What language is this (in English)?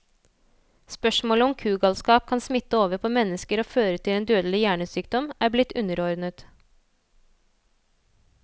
Norwegian